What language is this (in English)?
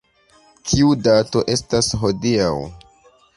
Esperanto